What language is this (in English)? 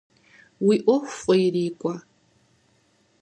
Kabardian